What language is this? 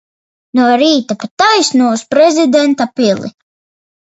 Latvian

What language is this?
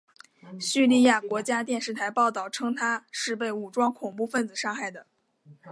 Chinese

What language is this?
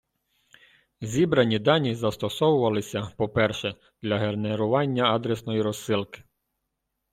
Ukrainian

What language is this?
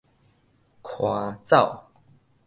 Min Nan Chinese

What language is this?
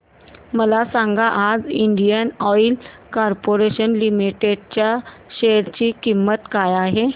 Marathi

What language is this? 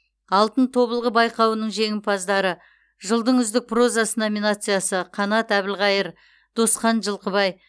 Kazakh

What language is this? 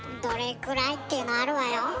Japanese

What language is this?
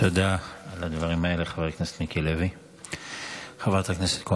Hebrew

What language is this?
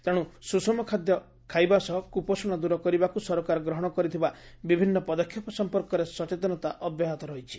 Odia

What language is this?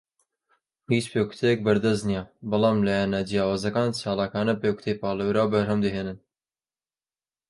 Central Kurdish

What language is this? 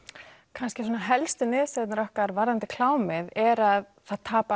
Icelandic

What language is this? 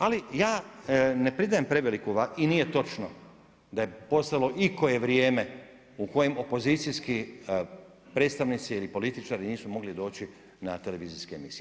Croatian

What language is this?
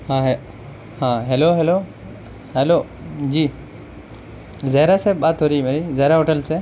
Urdu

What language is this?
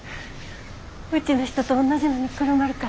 Japanese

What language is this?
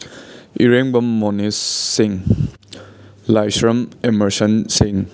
Manipuri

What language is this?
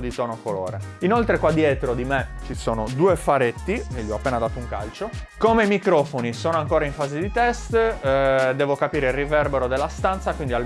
Italian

